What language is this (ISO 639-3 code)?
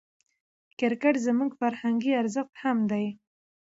pus